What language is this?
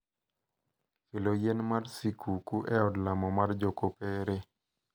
Luo (Kenya and Tanzania)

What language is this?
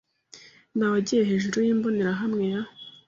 Kinyarwanda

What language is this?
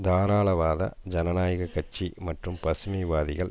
Tamil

